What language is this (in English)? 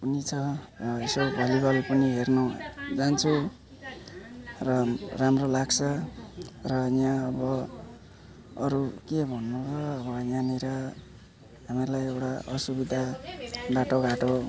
Nepali